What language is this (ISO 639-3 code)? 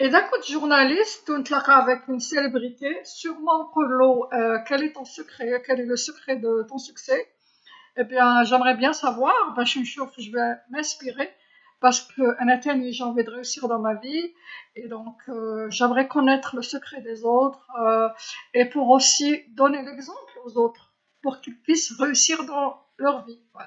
arq